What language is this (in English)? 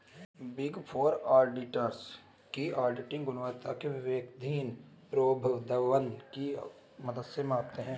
Hindi